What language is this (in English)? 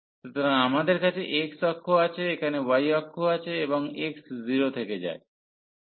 Bangla